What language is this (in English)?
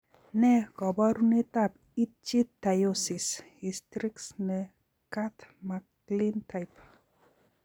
Kalenjin